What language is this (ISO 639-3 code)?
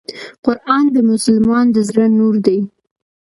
pus